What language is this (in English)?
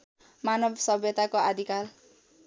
Nepali